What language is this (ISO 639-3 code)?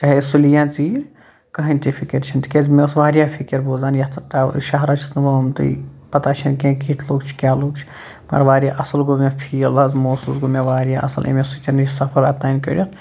kas